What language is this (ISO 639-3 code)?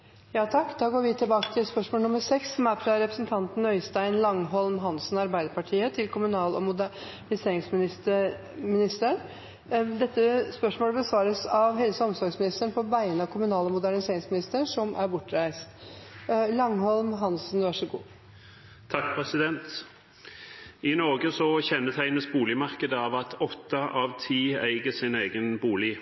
nor